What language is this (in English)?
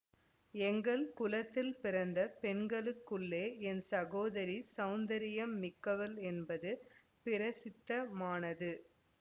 Tamil